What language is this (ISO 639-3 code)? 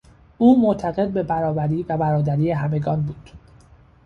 fas